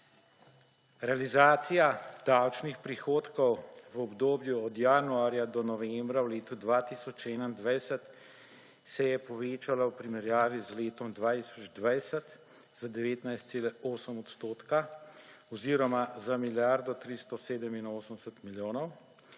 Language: Slovenian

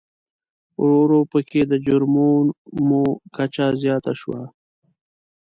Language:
Pashto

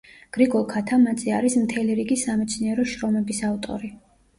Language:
Georgian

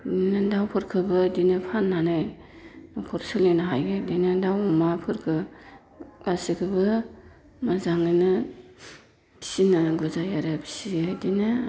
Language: Bodo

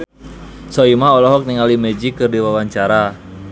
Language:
Sundanese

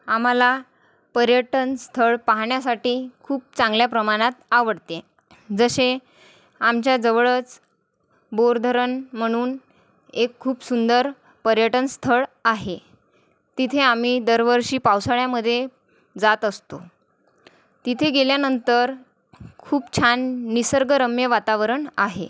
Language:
Marathi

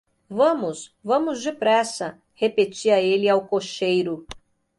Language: Portuguese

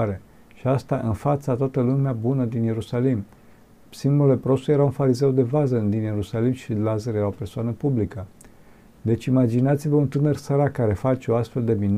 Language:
Romanian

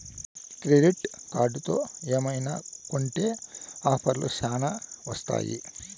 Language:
Telugu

